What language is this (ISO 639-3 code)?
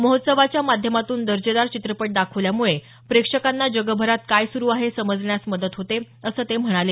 mar